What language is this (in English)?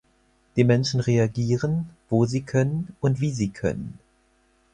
German